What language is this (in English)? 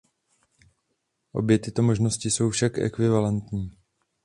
Czech